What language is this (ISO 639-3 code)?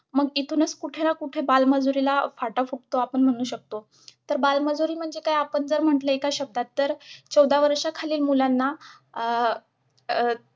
mar